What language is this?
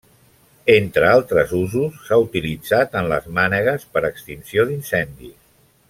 Catalan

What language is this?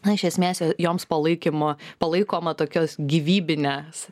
Lithuanian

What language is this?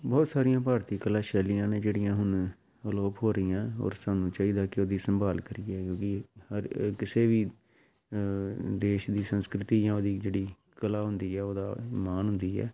Punjabi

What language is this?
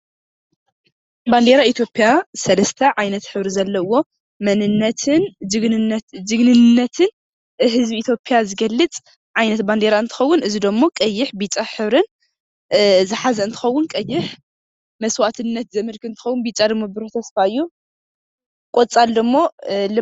Tigrinya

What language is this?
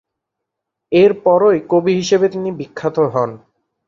Bangla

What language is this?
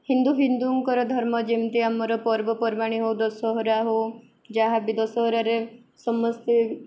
Odia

